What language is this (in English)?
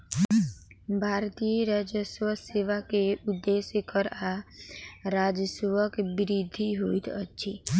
Maithili